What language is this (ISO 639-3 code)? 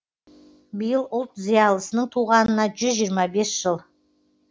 kaz